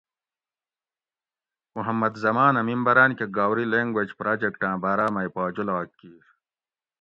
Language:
Gawri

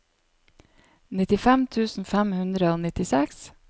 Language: Norwegian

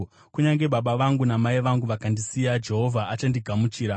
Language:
Shona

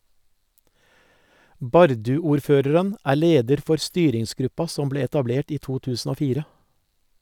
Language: Norwegian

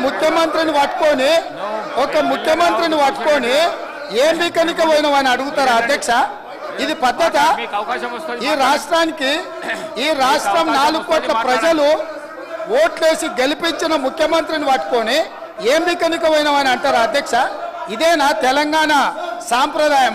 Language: Telugu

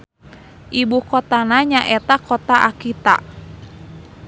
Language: Sundanese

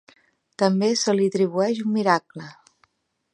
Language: Catalan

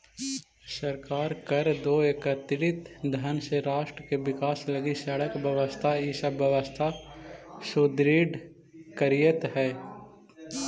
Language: Magahi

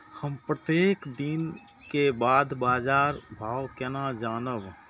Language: Maithili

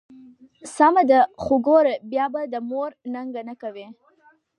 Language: Pashto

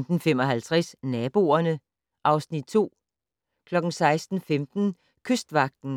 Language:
Danish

